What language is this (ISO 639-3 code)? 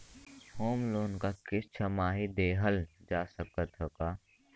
bho